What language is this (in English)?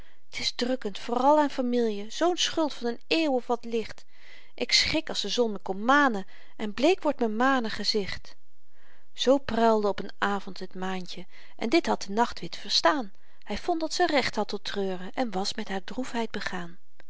Dutch